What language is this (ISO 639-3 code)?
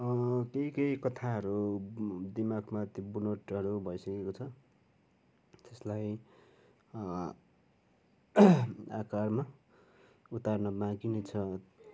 nep